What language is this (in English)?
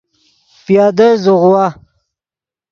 Yidgha